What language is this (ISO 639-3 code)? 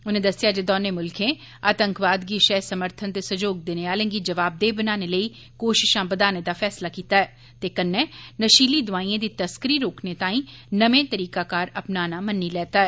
doi